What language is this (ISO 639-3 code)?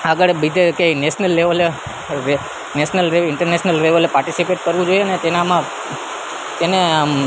guj